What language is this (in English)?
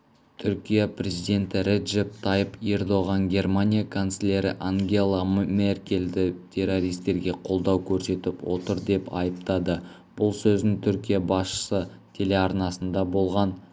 Kazakh